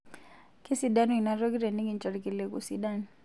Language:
Masai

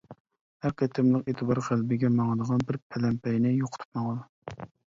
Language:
Uyghur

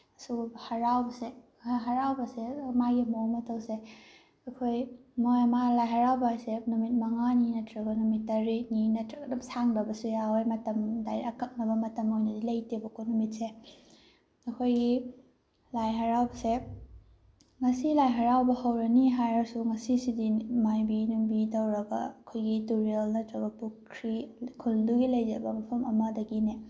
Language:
Manipuri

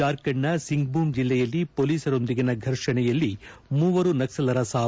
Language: Kannada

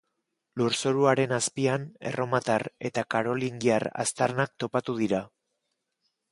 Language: Basque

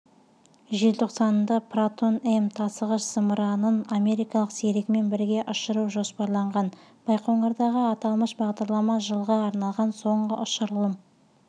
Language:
Kazakh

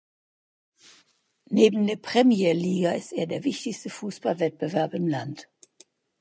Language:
German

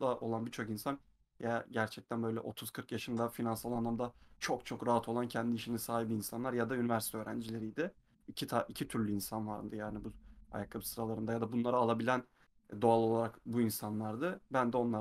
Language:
Turkish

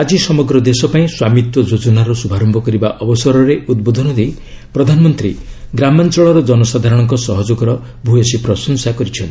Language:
Odia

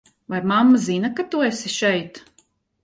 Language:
Latvian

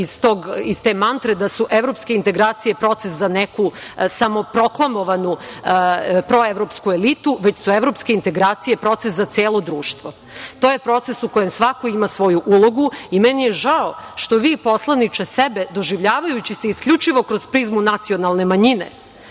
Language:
Serbian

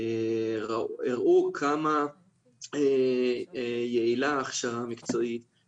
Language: Hebrew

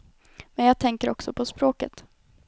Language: Swedish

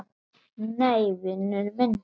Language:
Icelandic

